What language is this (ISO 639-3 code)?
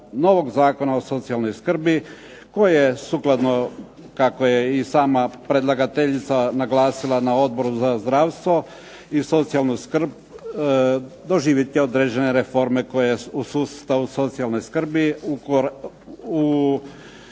hrv